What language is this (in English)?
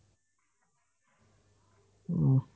Assamese